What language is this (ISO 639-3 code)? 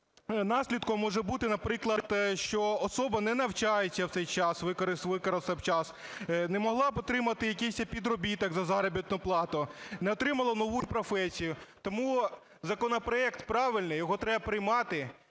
ukr